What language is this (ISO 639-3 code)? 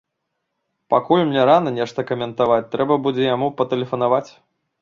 bel